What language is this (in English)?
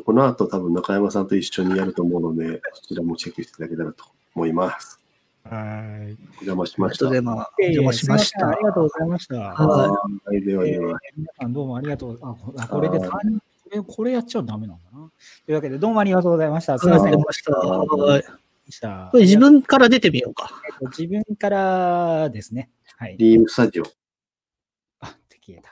Japanese